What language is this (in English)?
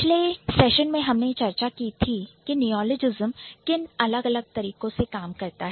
Hindi